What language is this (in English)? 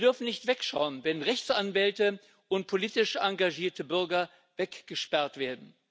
German